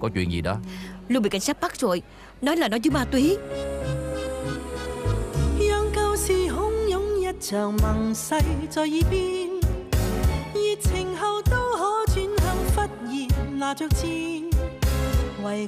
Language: Vietnamese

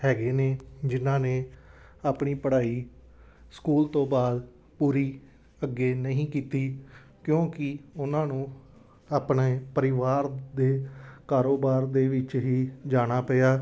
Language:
Punjabi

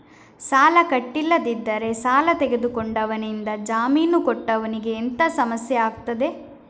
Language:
Kannada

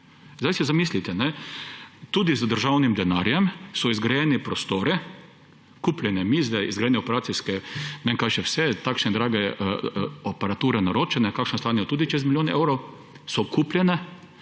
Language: Slovenian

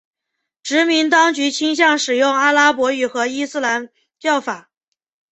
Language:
Chinese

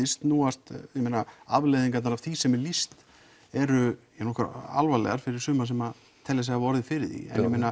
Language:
Icelandic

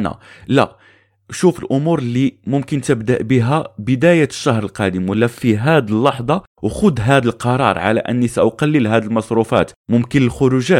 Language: Arabic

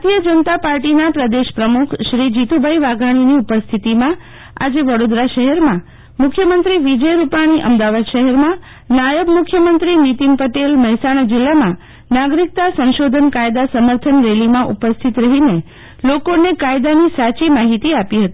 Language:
Gujarati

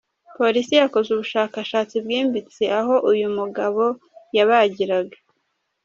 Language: Kinyarwanda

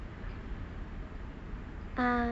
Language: English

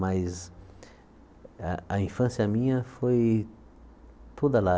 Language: Portuguese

